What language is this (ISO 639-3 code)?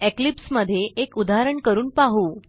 mar